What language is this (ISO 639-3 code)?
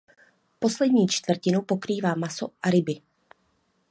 ces